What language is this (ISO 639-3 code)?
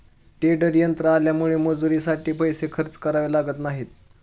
mar